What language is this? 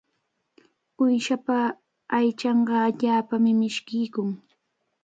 Cajatambo North Lima Quechua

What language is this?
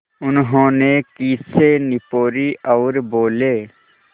Hindi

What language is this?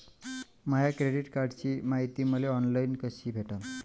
Marathi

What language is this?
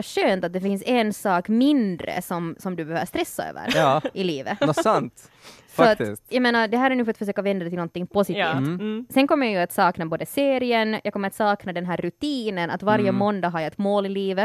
Swedish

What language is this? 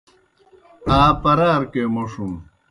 Kohistani Shina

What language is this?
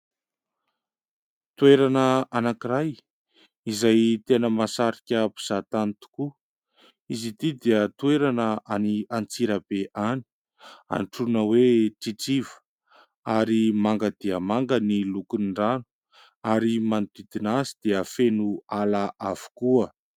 Malagasy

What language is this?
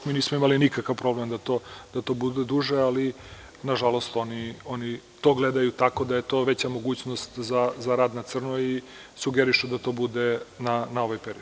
Serbian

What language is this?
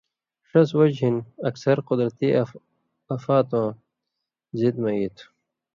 Indus Kohistani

